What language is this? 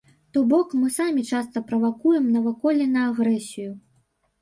Belarusian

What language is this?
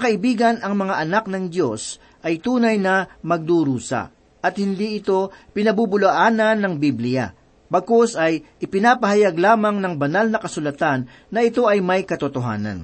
Filipino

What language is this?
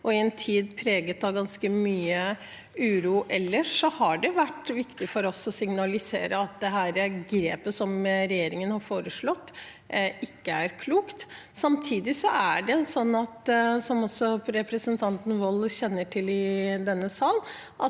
Norwegian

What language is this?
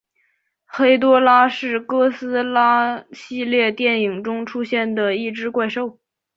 Chinese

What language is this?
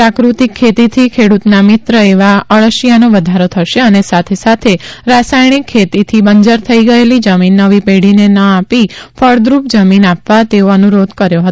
Gujarati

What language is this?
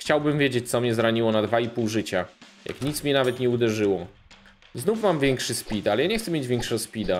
Polish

